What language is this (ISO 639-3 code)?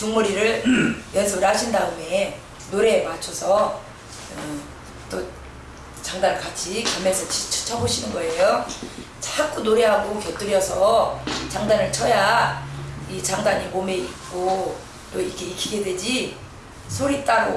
kor